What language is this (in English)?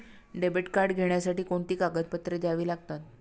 Marathi